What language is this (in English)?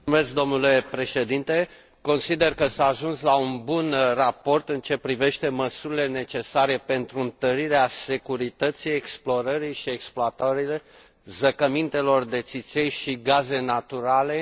Romanian